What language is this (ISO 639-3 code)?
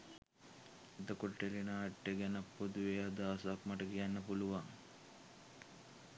sin